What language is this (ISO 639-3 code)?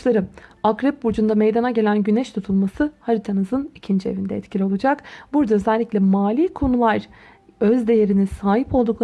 tur